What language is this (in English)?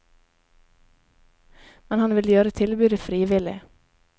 Norwegian